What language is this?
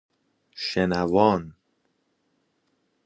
Persian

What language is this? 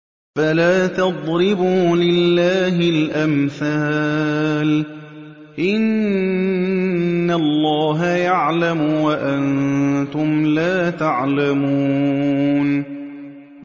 Arabic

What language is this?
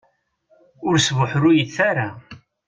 Kabyle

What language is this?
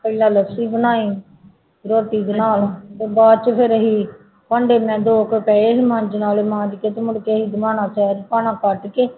Punjabi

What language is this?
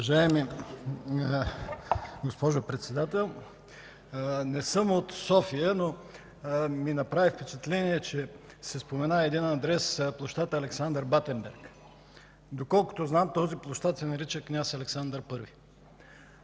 Bulgarian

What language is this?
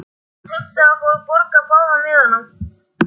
Icelandic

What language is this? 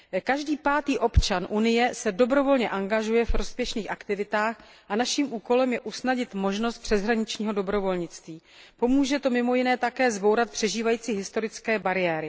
Czech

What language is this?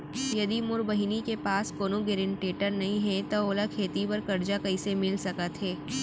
Chhattisgarhi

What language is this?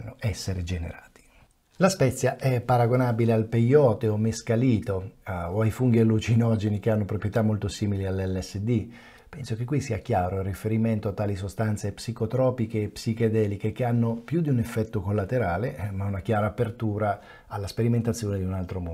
Italian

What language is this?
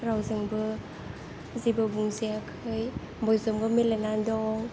Bodo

